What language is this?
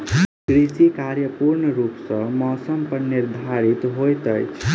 Maithili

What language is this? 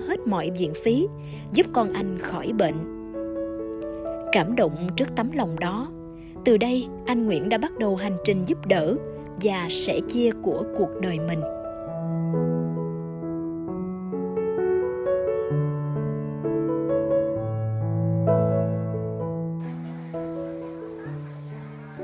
Vietnamese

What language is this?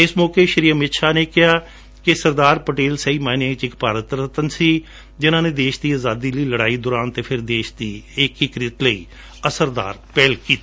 Punjabi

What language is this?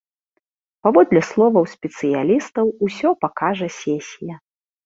Belarusian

